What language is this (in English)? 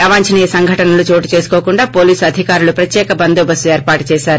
Telugu